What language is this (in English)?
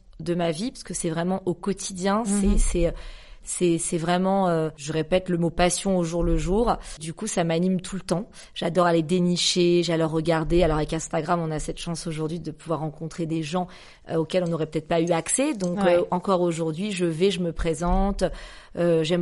French